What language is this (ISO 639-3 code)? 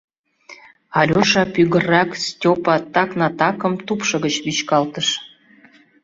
chm